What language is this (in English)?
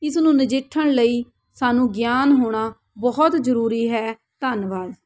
Punjabi